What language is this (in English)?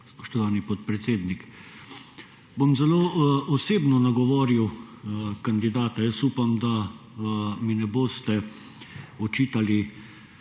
Slovenian